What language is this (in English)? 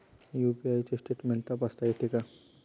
Marathi